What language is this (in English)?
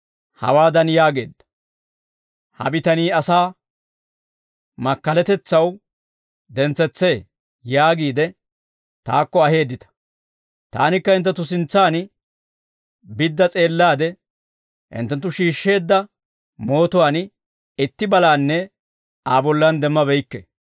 Dawro